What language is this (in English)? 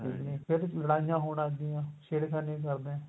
Punjabi